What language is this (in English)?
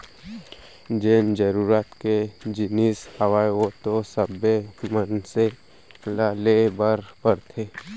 Chhattisgarhi